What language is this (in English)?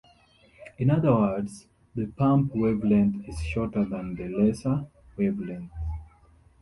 English